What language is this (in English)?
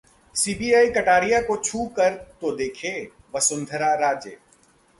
Hindi